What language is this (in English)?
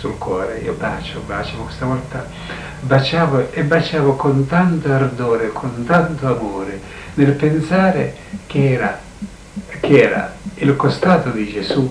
Italian